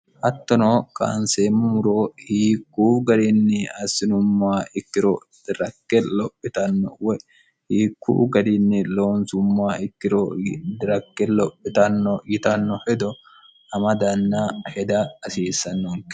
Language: Sidamo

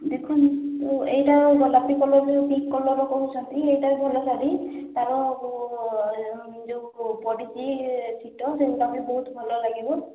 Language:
Odia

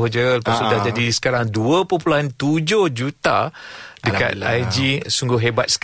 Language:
Malay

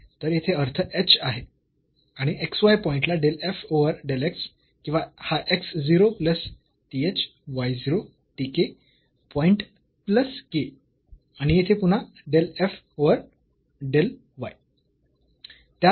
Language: Marathi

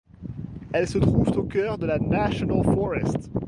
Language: French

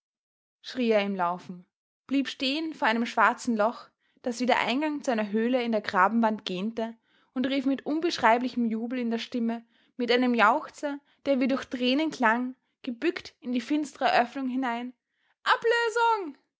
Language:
German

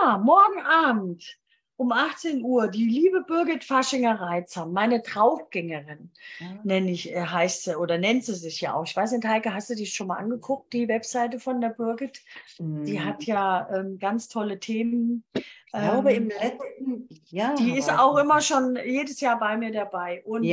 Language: German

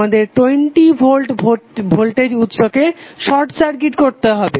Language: Bangla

